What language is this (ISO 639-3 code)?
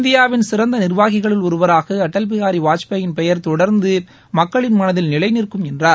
tam